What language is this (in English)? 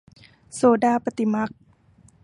Thai